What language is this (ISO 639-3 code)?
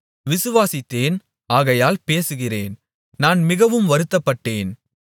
tam